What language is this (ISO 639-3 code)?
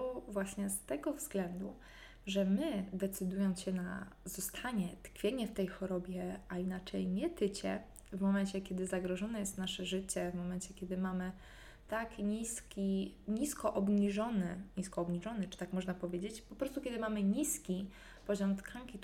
pol